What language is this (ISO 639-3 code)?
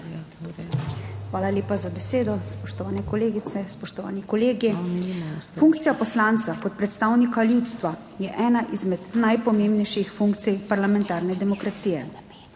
slv